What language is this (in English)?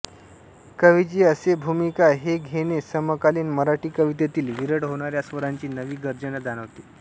Marathi